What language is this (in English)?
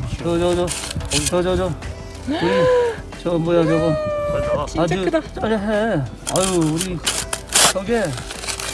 Korean